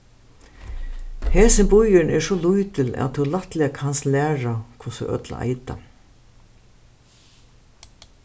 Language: Faroese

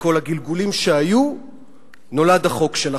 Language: Hebrew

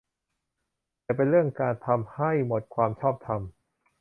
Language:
Thai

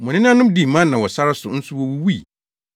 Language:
Akan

